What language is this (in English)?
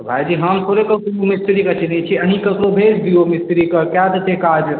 Maithili